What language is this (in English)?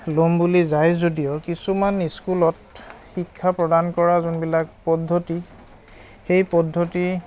Assamese